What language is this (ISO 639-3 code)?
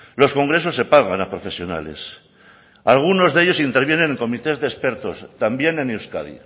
spa